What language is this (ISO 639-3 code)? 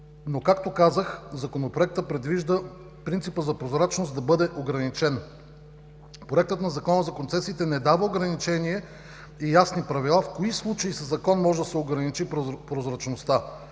bul